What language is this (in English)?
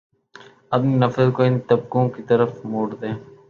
Urdu